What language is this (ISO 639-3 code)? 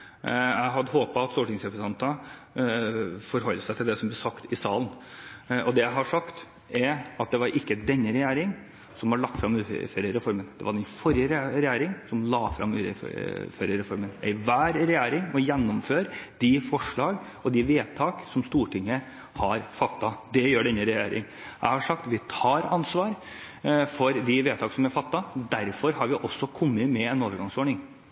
nob